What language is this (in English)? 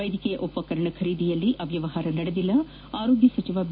Kannada